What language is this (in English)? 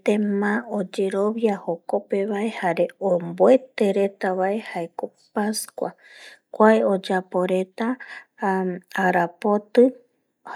Eastern Bolivian Guaraní